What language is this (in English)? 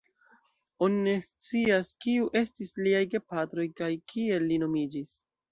Esperanto